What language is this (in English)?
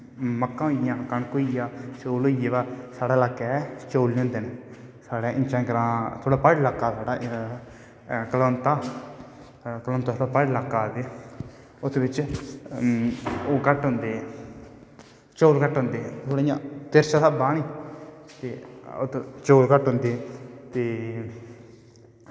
Dogri